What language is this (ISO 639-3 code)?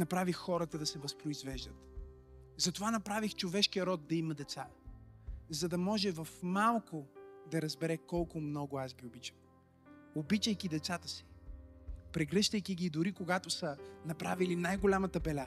bul